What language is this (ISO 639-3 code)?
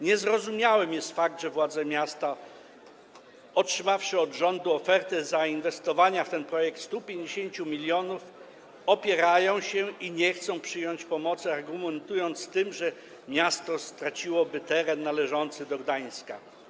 pol